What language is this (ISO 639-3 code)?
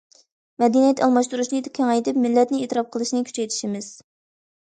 uig